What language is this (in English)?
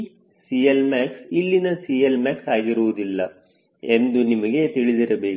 Kannada